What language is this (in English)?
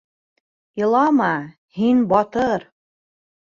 Bashkir